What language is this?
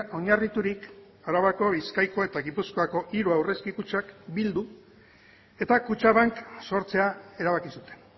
Basque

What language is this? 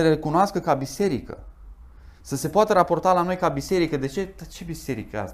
Romanian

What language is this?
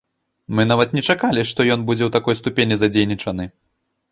Belarusian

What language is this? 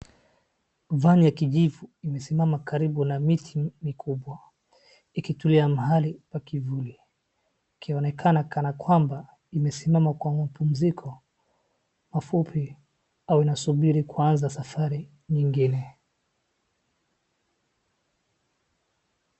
Swahili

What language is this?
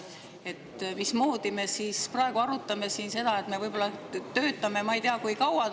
Estonian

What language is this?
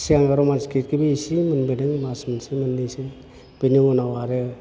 Bodo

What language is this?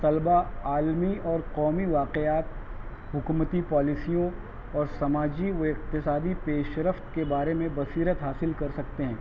Urdu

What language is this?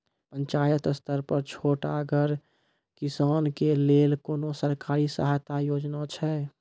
Maithili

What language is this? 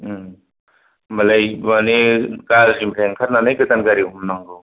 Bodo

